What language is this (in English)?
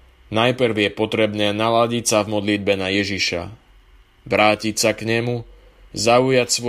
Slovak